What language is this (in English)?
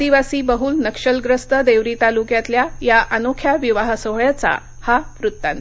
Marathi